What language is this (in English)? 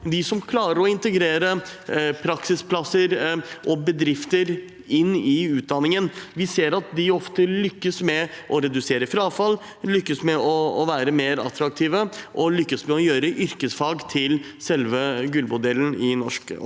Norwegian